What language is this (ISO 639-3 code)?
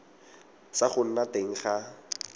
tsn